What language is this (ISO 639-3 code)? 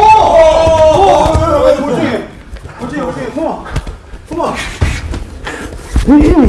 kor